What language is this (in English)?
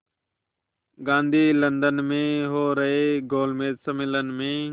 Hindi